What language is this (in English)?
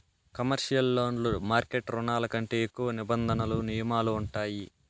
Telugu